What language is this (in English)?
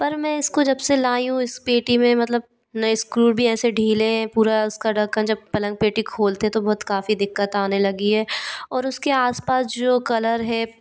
Hindi